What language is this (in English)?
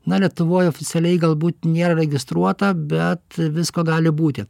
Lithuanian